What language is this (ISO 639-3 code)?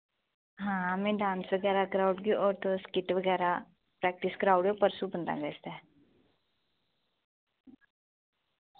doi